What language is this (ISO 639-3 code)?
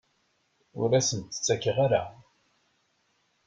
kab